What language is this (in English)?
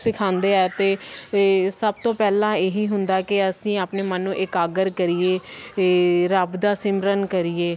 Punjabi